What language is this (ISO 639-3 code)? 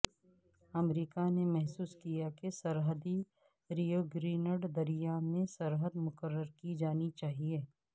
urd